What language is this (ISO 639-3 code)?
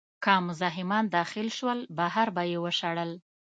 pus